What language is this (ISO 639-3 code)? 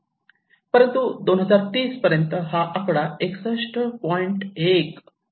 mar